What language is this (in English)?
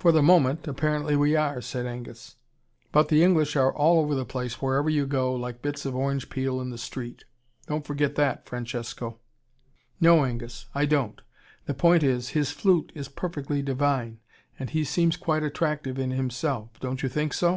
English